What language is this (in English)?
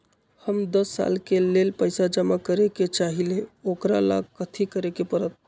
Magahi